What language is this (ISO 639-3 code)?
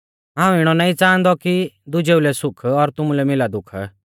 bfz